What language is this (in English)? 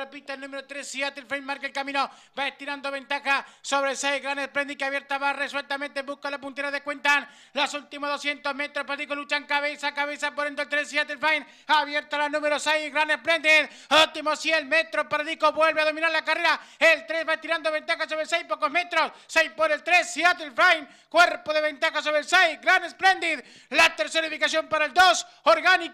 Spanish